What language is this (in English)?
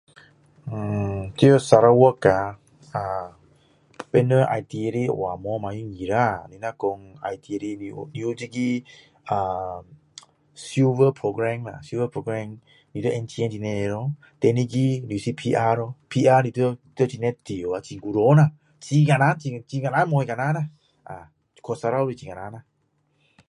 Min Dong Chinese